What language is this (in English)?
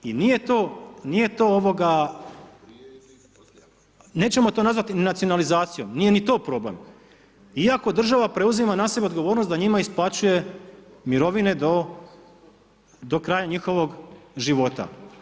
Croatian